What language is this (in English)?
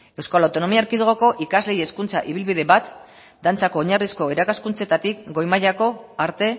Basque